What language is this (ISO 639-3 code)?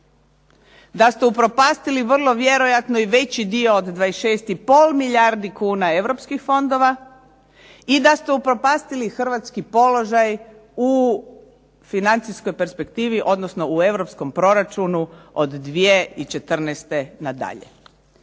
hrv